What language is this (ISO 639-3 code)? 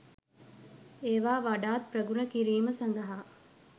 sin